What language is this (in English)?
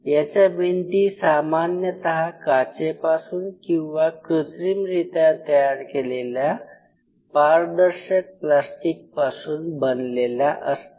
Marathi